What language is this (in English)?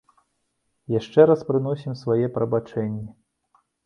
Belarusian